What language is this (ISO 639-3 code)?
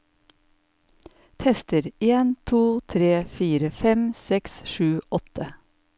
nor